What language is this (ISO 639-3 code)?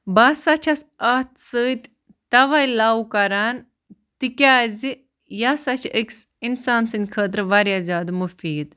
kas